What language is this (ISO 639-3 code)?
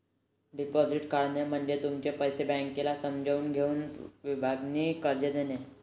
mar